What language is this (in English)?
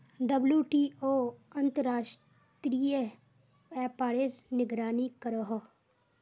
Magahi